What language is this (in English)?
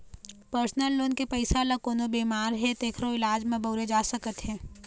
Chhattisgarhi